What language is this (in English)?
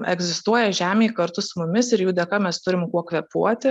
Lithuanian